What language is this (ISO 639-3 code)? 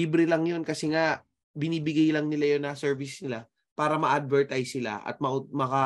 fil